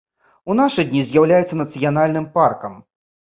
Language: Belarusian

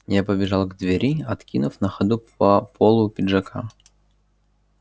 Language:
Russian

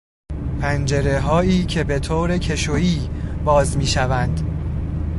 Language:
Persian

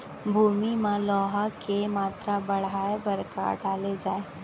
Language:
Chhattisgarhi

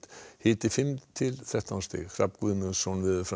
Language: Icelandic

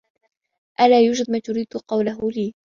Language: Arabic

